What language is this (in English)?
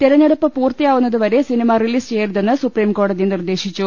Malayalam